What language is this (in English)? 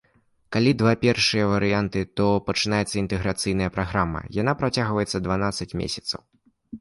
Belarusian